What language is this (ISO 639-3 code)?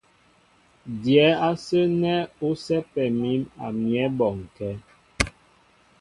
mbo